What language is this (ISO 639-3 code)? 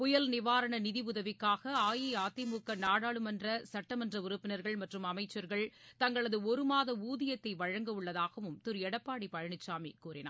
tam